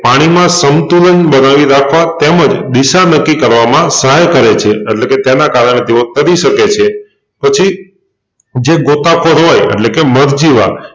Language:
Gujarati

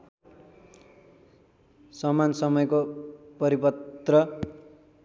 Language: Nepali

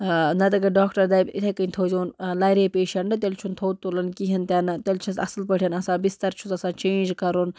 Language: Kashmiri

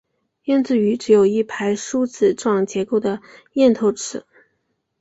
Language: Chinese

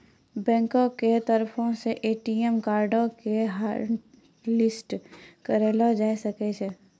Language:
Maithili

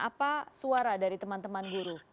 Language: Indonesian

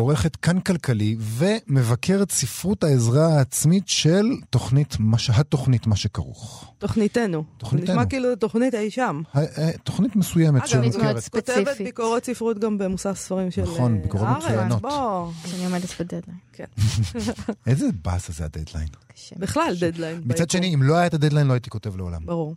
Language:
Hebrew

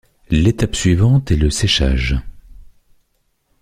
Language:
French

